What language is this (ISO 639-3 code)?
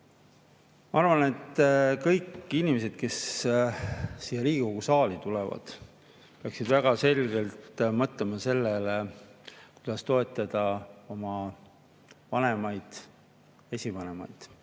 est